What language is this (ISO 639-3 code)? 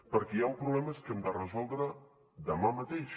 cat